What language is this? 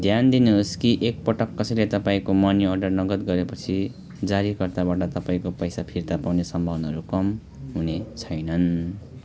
Nepali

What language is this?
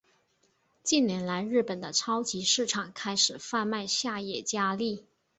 Chinese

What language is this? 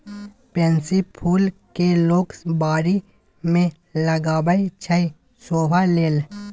Maithili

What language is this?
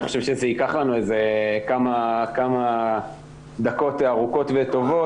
Hebrew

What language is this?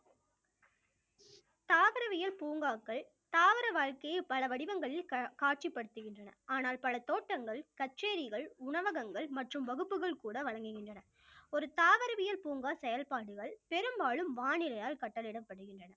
Tamil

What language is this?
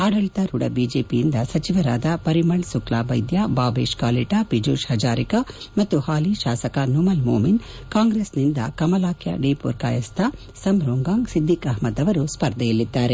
Kannada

